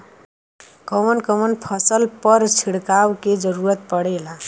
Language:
Bhojpuri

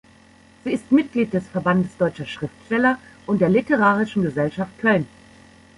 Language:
German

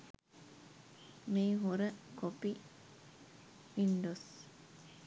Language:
Sinhala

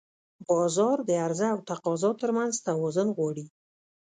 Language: Pashto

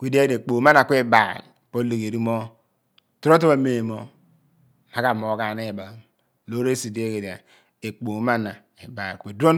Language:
Abua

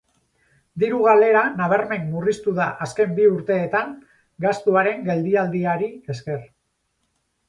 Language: Basque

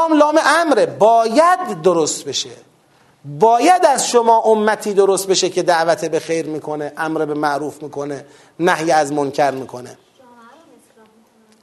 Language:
Persian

